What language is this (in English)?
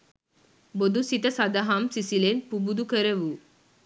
Sinhala